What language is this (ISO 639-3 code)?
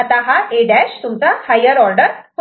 mar